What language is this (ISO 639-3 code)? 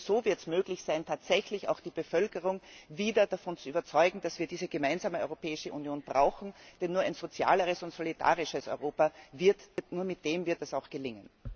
deu